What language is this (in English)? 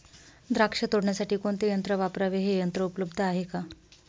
Marathi